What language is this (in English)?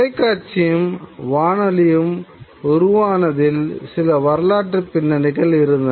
Tamil